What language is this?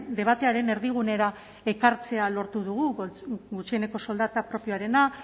Basque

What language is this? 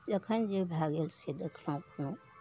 Maithili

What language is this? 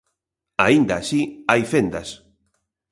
Galician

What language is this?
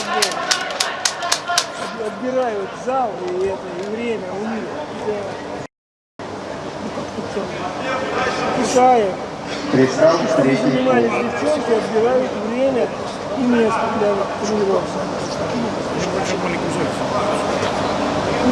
Russian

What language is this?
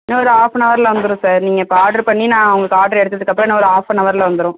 Tamil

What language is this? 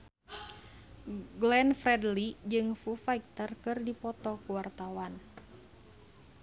Sundanese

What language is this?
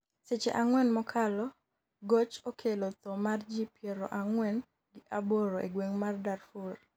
Luo (Kenya and Tanzania)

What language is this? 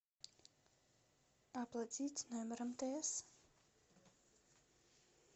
Russian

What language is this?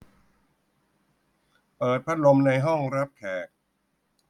Thai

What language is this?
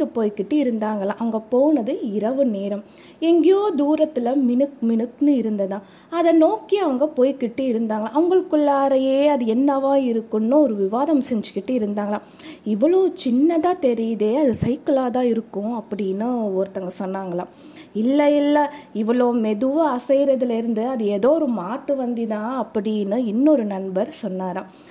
Tamil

